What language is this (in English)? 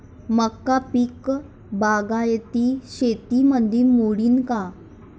Marathi